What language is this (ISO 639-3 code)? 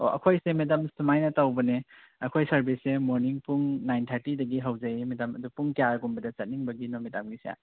mni